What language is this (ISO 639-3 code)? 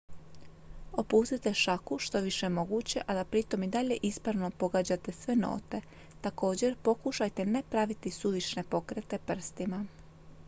hrv